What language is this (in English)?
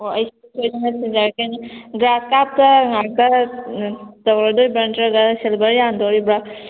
Manipuri